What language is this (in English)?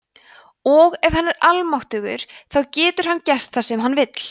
Icelandic